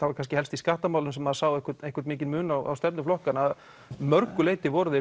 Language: Icelandic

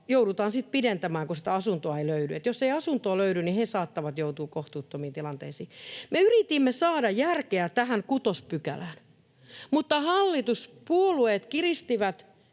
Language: Finnish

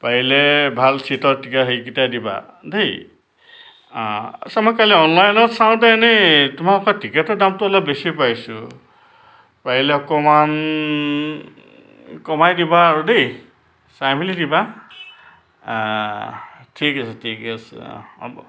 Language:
Assamese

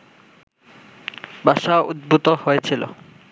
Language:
Bangla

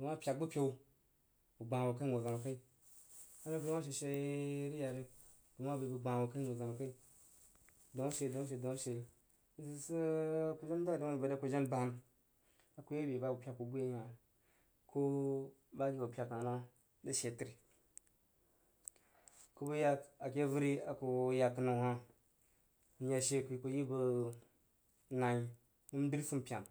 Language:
Jiba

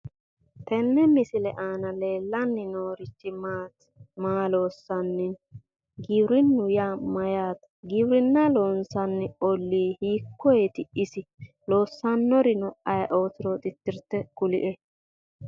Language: Sidamo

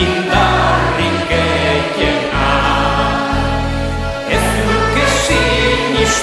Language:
English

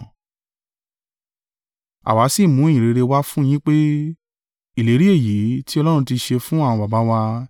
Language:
Yoruba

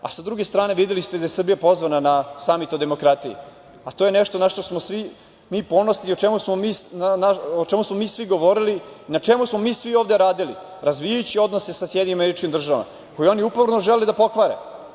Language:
Serbian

